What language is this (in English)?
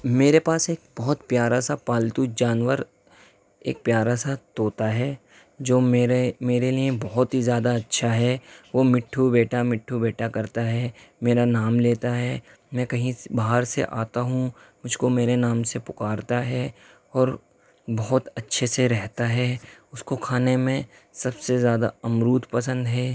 Urdu